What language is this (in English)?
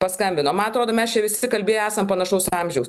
Lithuanian